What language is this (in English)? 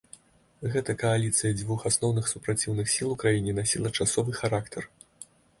Belarusian